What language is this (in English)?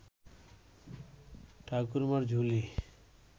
Bangla